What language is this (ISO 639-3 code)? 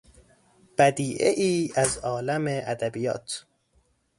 fas